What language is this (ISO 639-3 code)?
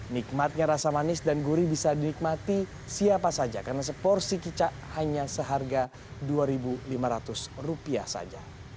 ind